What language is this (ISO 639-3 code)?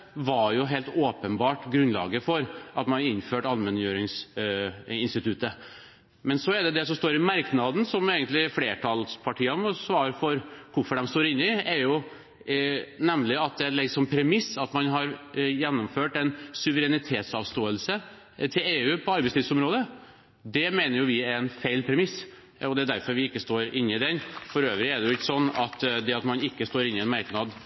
nob